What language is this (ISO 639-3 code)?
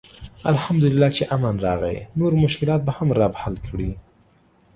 pus